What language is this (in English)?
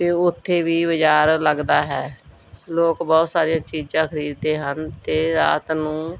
Punjabi